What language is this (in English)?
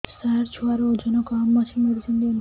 Odia